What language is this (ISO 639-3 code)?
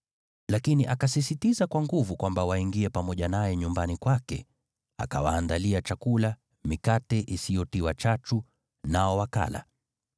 swa